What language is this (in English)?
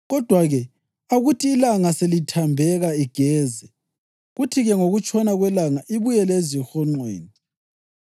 North Ndebele